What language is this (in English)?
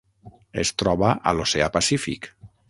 Catalan